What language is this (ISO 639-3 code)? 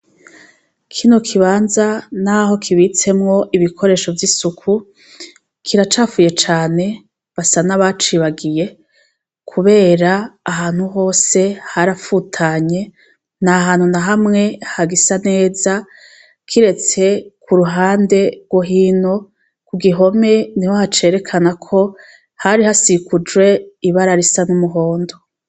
run